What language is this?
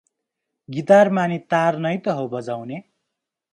Nepali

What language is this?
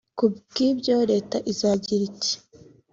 Kinyarwanda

